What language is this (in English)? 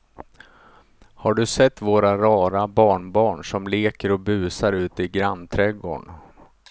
Swedish